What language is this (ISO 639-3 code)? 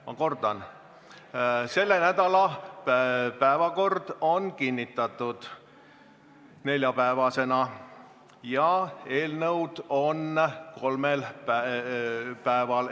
est